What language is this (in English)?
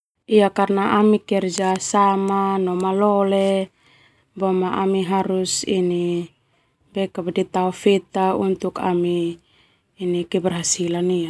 Termanu